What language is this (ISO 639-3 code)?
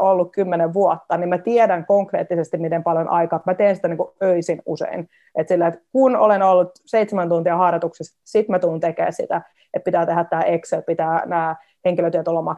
fin